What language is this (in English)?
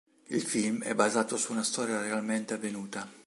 Italian